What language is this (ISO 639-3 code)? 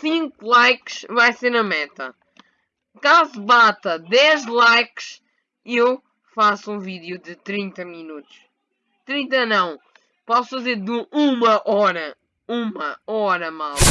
por